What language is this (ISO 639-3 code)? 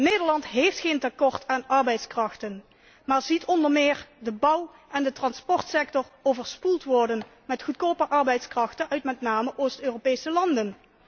nld